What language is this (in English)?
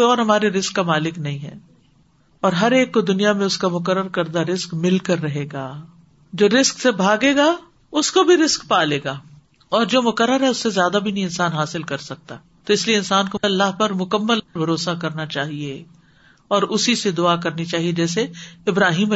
Urdu